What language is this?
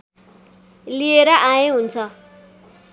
Nepali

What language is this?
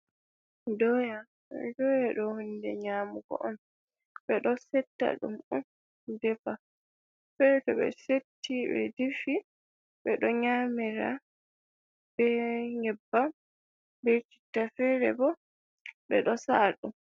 Fula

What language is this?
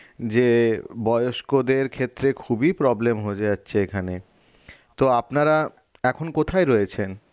Bangla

